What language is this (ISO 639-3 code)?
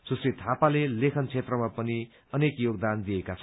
nep